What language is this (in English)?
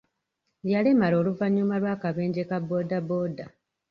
Ganda